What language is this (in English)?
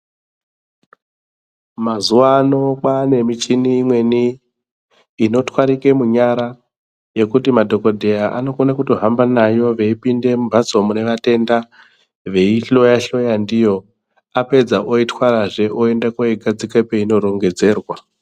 Ndau